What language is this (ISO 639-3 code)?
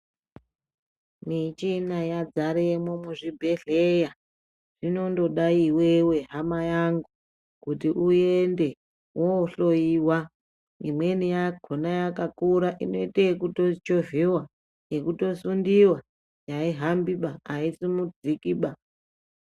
ndc